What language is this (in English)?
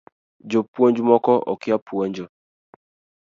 Luo (Kenya and Tanzania)